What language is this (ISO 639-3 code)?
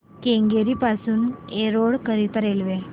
mar